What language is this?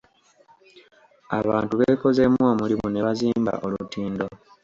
Ganda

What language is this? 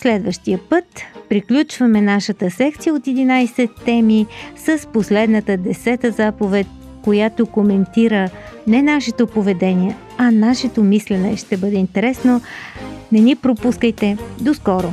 Bulgarian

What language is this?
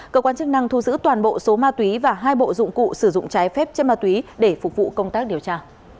Vietnamese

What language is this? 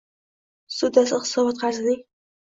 Uzbek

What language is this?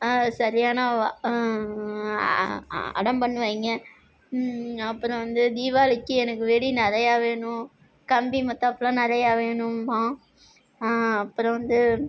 Tamil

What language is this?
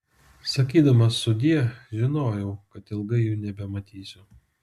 Lithuanian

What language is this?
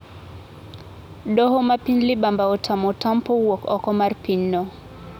Luo (Kenya and Tanzania)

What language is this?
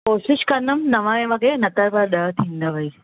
Sindhi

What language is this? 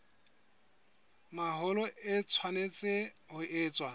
Southern Sotho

